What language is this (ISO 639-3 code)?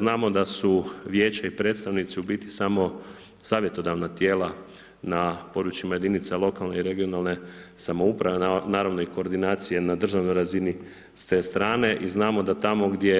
hrv